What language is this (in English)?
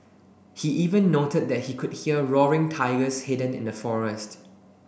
English